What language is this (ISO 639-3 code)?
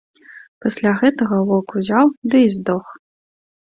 bel